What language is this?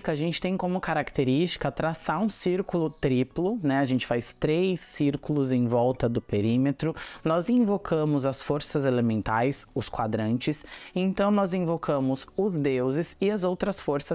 Portuguese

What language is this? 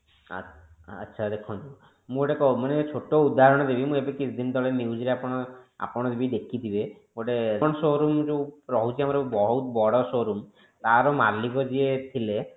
Odia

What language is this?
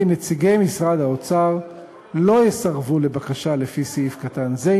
Hebrew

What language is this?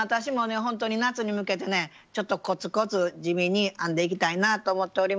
Japanese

